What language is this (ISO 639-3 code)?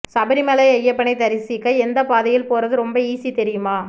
tam